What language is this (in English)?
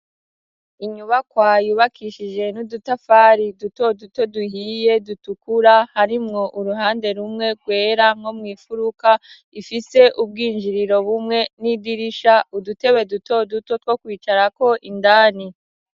Rundi